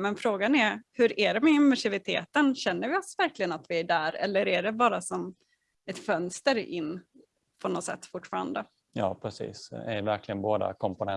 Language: Swedish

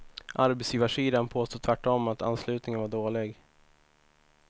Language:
Swedish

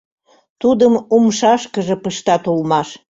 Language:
Mari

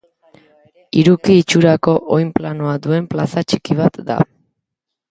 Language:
Basque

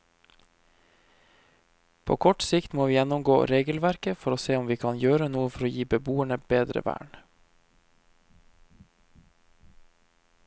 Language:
Norwegian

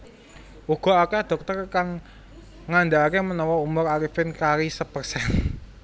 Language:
Javanese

